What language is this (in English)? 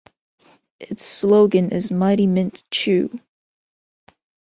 English